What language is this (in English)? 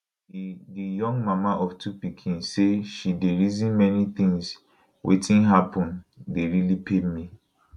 Nigerian Pidgin